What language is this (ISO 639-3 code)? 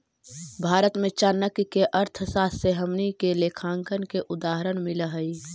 mag